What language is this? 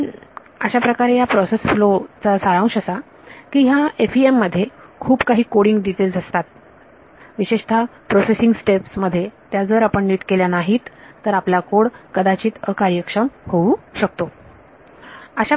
Marathi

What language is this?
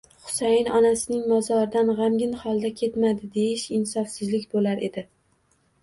Uzbek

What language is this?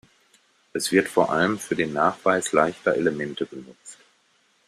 German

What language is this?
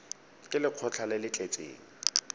Tswana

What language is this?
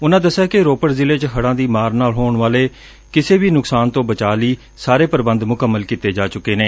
Punjabi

